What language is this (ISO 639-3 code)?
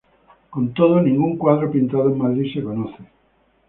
spa